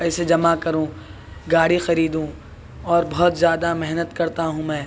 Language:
Urdu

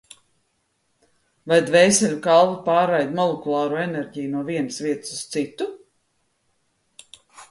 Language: Latvian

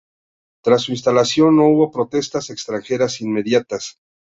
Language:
Spanish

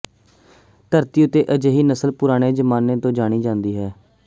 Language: Punjabi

